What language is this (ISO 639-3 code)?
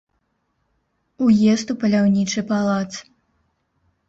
bel